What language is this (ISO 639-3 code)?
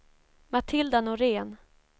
swe